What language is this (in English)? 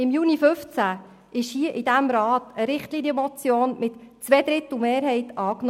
Swiss German